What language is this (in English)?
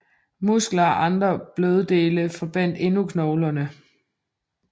Danish